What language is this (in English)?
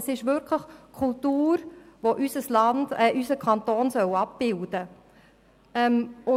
Swiss German